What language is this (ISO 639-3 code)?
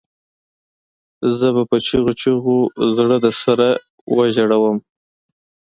pus